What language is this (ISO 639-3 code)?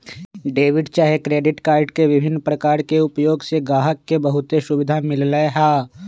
mag